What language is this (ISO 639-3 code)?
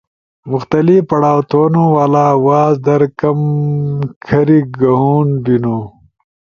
ush